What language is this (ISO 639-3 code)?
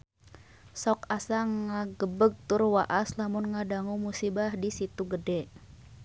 sun